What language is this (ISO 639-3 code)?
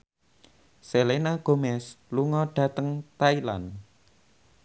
jav